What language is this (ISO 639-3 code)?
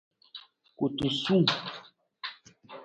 nmz